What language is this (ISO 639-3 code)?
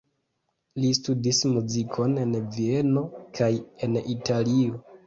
epo